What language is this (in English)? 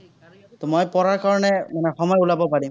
Assamese